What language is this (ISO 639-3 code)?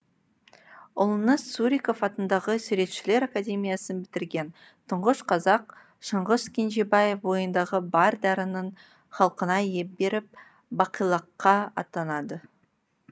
kaz